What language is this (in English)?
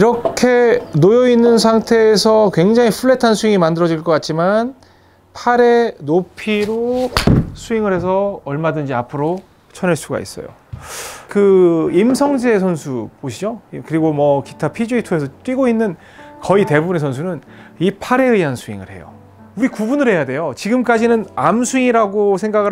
Korean